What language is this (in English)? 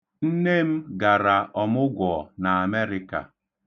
Igbo